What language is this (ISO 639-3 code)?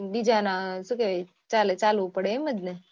guj